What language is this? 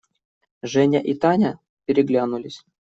Russian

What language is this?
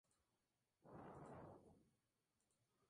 Spanish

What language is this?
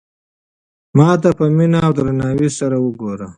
Pashto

